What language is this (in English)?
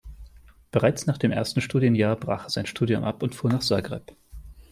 German